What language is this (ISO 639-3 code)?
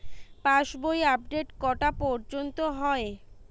ben